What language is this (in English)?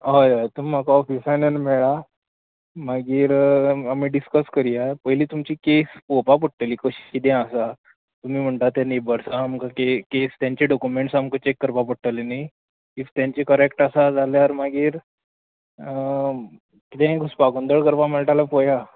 Konkani